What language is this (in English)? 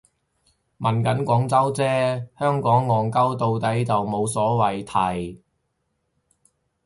Cantonese